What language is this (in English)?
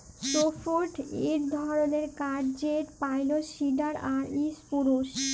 Bangla